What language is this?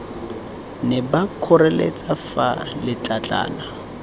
Tswana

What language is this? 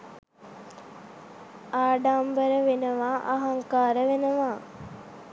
Sinhala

